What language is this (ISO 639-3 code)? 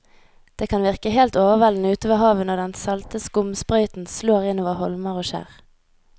nor